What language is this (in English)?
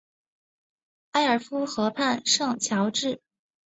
Chinese